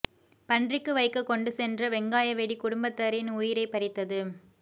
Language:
Tamil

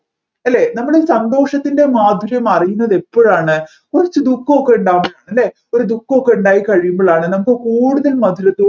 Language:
Malayalam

